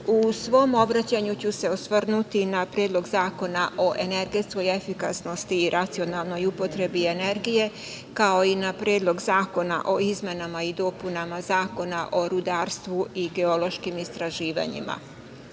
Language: Serbian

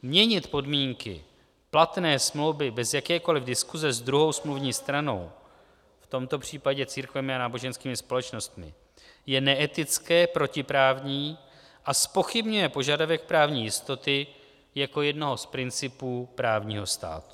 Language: Czech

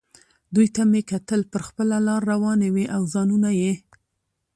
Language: Pashto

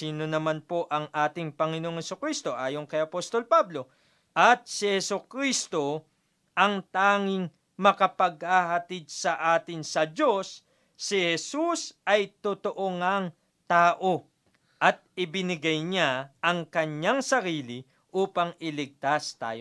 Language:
Filipino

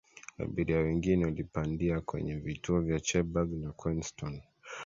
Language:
Swahili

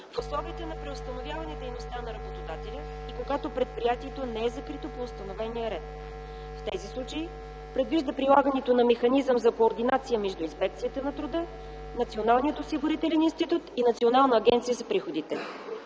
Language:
Bulgarian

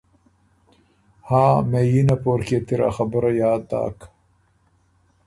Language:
Ormuri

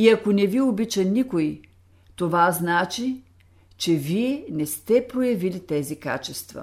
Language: Bulgarian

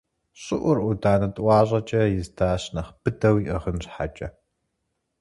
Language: Kabardian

